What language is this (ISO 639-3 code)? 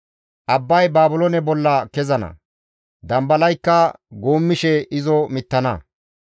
gmv